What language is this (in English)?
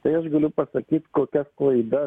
Lithuanian